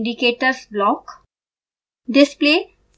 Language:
Hindi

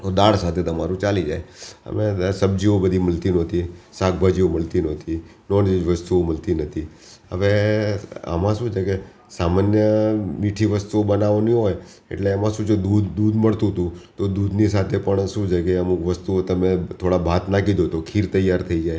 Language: Gujarati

